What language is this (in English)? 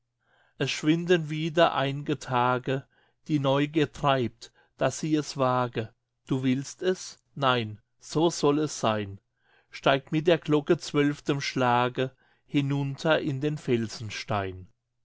German